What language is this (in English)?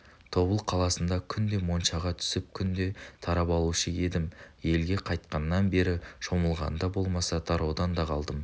Kazakh